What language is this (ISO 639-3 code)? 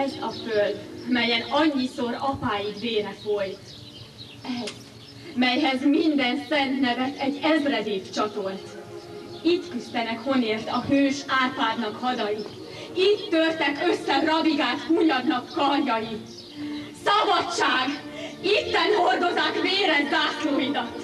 hun